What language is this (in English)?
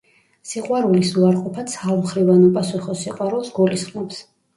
Georgian